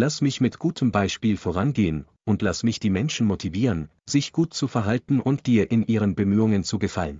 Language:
German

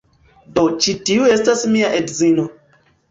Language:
Esperanto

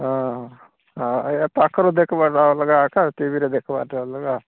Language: Odia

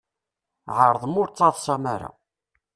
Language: Kabyle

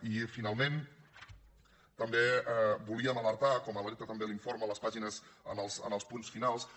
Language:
Catalan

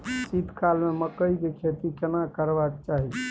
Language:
Maithili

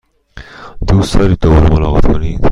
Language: Persian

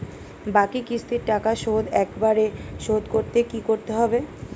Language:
Bangla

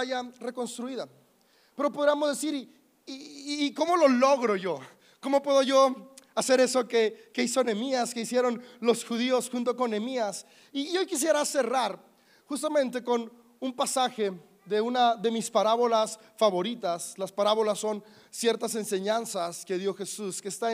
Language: Spanish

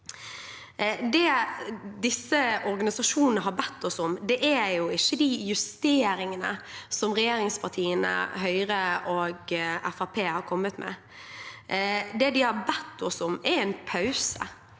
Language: Norwegian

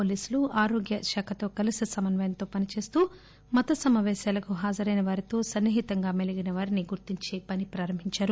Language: Telugu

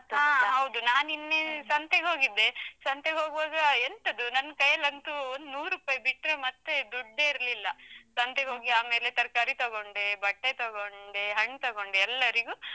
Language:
Kannada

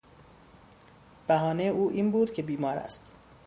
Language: Persian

